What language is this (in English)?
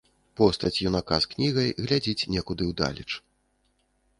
Belarusian